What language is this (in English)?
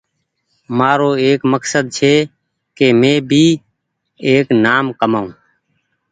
Goaria